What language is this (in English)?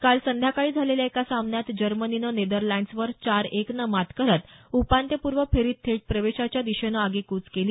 Marathi